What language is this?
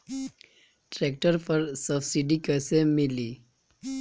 Bhojpuri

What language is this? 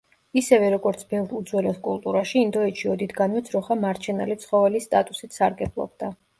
Georgian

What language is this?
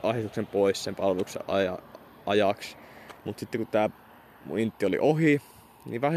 Finnish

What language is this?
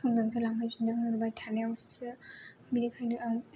Bodo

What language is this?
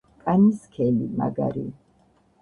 Georgian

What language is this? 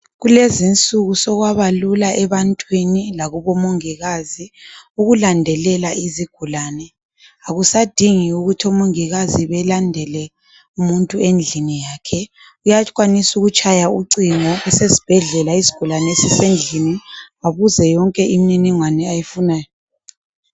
North Ndebele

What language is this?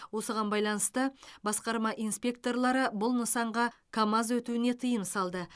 Kazakh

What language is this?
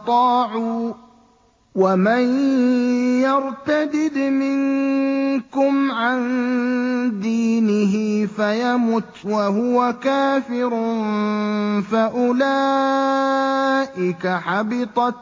Arabic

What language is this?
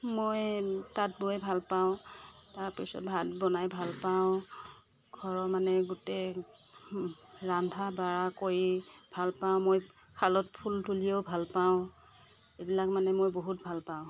Assamese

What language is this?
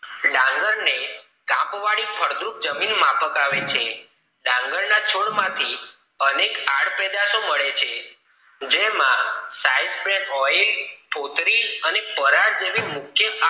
Gujarati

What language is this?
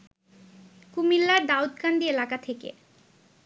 Bangla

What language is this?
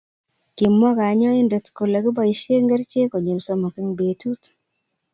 Kalenjin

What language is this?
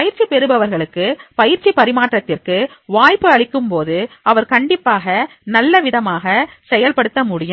Tamil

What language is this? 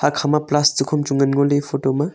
Wancho Naga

